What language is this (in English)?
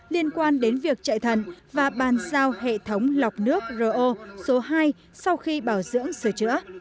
Vietnamese